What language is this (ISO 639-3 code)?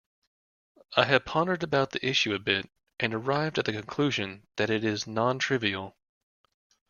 eng